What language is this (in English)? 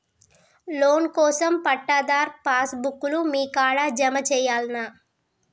Telugu